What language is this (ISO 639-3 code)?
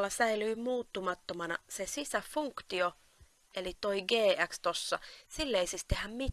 fin